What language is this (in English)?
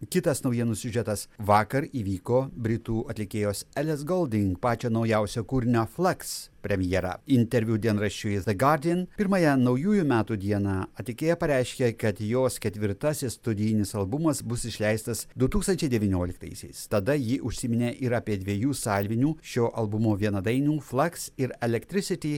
Lithuanian